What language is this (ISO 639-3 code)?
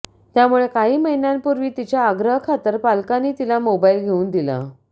mar